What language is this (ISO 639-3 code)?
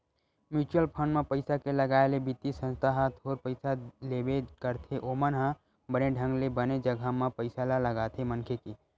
hne